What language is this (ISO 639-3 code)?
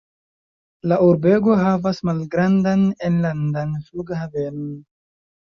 epo